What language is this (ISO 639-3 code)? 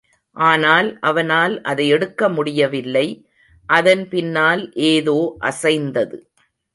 tam